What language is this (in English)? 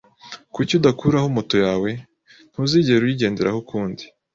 Kinyarwanda